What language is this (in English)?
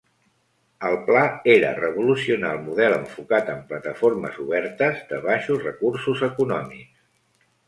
Catalan